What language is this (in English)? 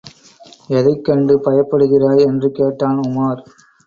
Tamil